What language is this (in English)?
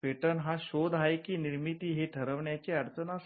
Marathi